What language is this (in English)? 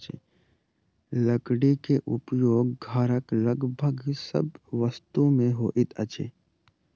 Maithili